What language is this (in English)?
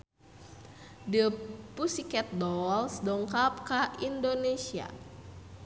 Sundanese